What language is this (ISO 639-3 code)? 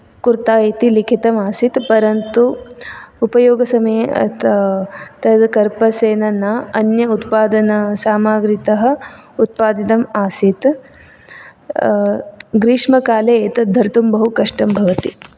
san